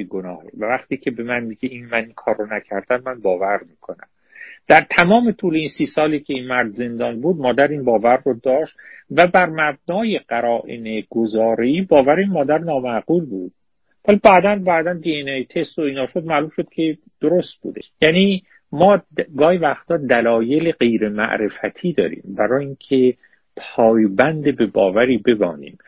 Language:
Persian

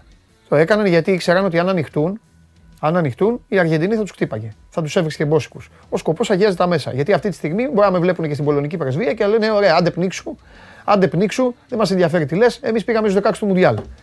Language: Greek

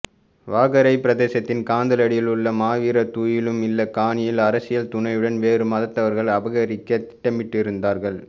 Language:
Tamil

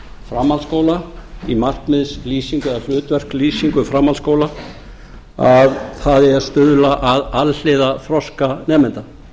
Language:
Icelandic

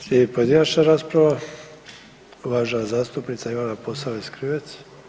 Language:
Croatian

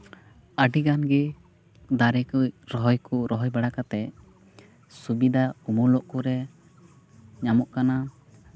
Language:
Santali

